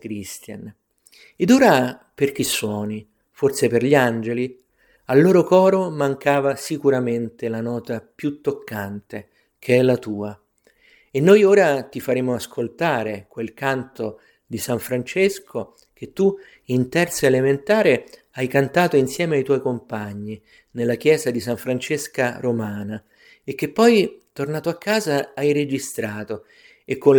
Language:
Italian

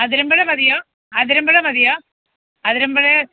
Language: Malayalam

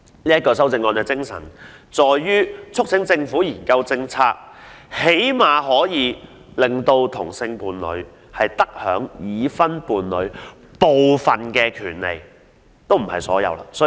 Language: Cantonese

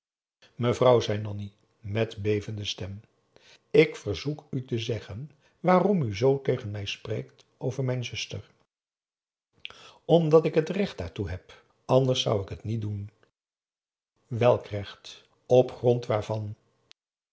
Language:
Dutch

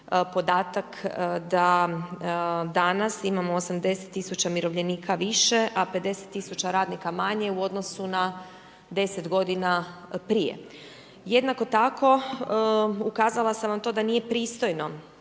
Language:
Croatian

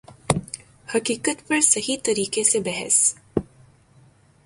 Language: Urdu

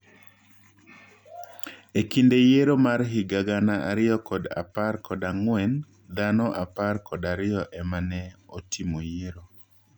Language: Luo (Kenya and Tanzania)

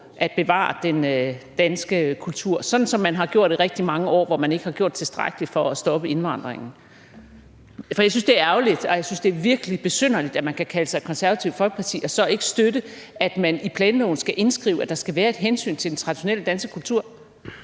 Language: Danish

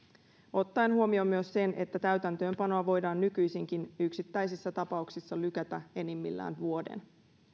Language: Finnish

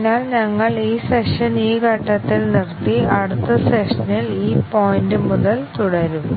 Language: Malayalam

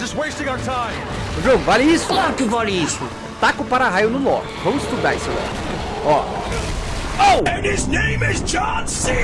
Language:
Portuguese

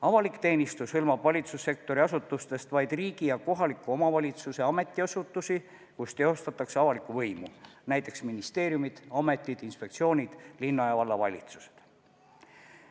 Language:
Estonian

